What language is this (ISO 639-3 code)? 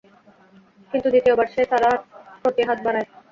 ben